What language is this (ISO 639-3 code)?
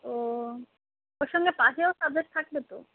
ben